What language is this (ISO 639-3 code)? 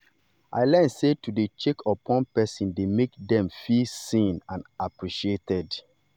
pcm